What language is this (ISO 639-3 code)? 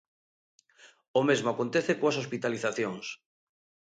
glg